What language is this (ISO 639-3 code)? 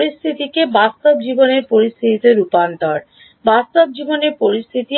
ben